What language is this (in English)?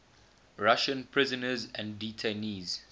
English